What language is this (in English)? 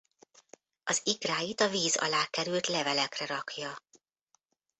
Hungarian